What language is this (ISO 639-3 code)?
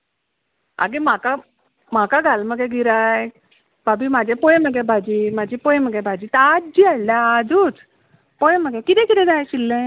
kok